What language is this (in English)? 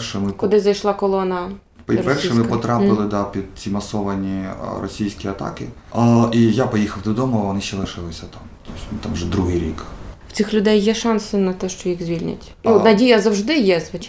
Ukrainian